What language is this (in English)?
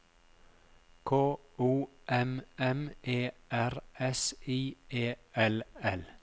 Norwegian